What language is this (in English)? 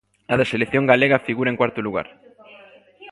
Galician